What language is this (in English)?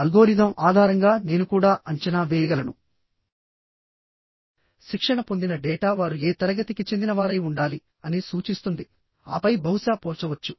Telugu